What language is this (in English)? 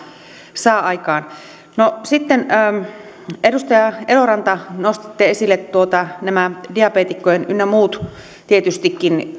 Finnish